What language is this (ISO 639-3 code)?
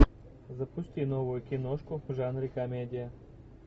rus